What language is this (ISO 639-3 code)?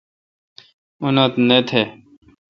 xka